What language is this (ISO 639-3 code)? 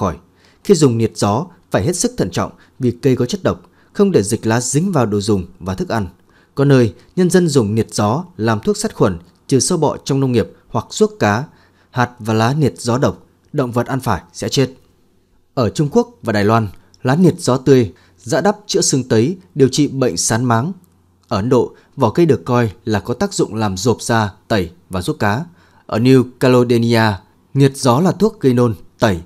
vie